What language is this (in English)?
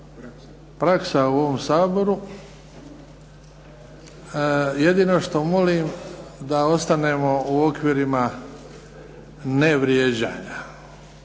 Croatian